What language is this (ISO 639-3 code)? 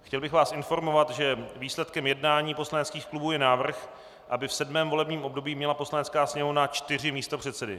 ces